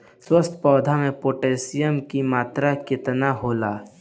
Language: Bhojpuri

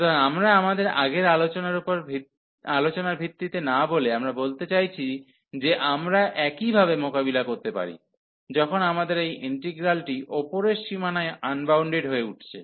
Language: Bangla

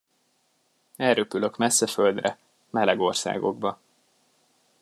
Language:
Hungarian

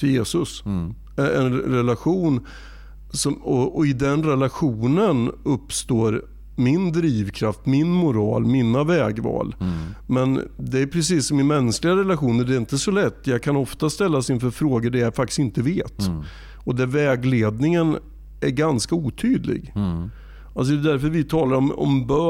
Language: Swedish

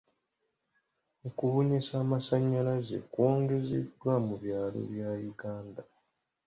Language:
Ganda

